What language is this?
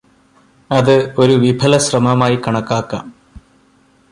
Malayalam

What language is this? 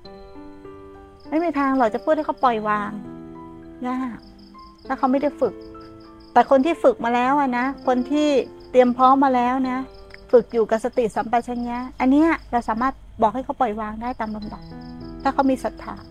Thai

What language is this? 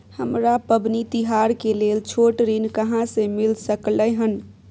Maithili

